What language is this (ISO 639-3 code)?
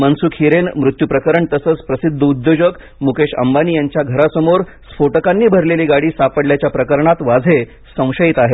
mar